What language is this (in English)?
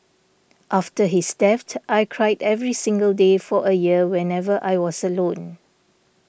English